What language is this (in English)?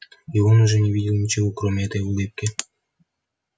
Russian